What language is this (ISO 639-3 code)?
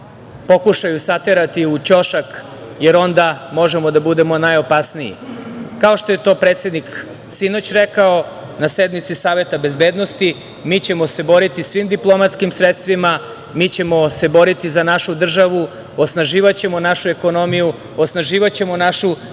srp